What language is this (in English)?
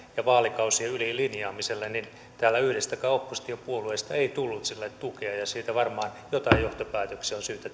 Finnish